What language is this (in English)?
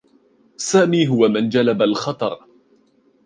Arabic